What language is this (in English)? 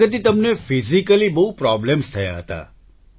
Gujarati